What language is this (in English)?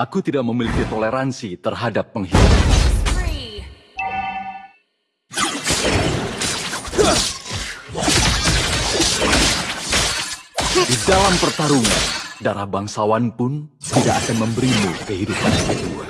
Indonesian